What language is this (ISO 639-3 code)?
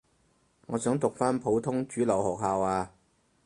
yue